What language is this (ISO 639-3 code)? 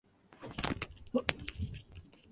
urd